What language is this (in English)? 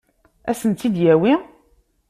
Kabyle